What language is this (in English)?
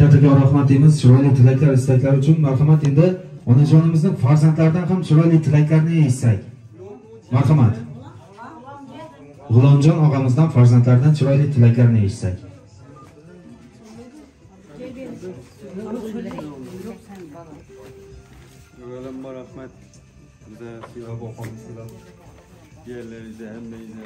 Turkish